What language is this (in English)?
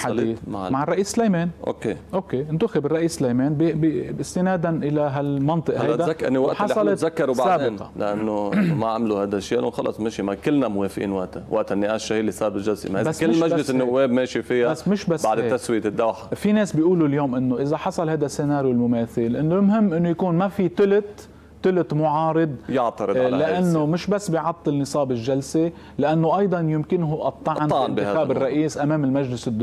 Arabic